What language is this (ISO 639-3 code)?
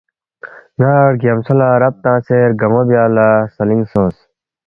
bft